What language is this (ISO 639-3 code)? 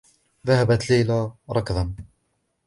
ara